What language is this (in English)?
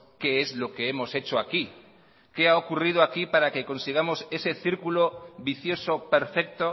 Spanish